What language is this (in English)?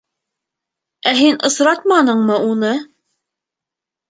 Bashkir